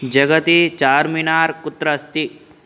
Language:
Sanskrit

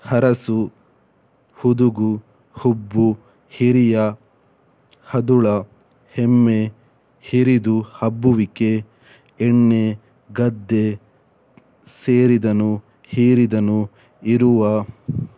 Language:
Kannada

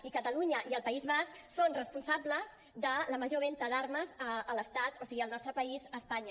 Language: Catalan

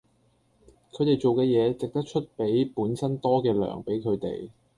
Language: Cantonese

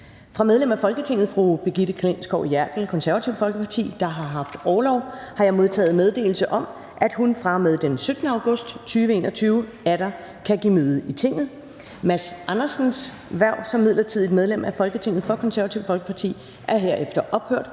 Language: Danish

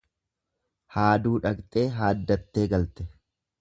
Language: Oromo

